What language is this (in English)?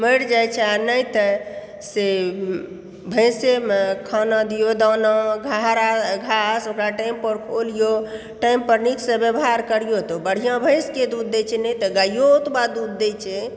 Maithili